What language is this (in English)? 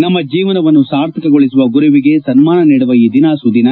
Kannada